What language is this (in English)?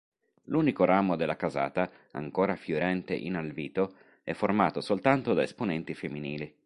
Italian